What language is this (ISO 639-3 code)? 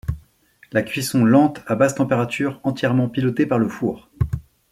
fra